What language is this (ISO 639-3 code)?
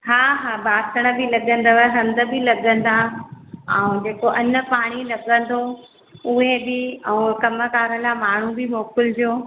snd